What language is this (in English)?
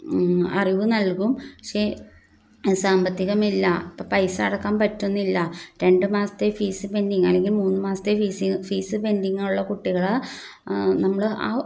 Malayalam